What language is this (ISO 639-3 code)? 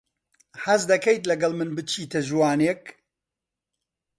ckb